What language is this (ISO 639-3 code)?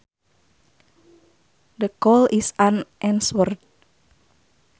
sun